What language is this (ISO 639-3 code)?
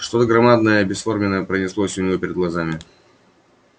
rus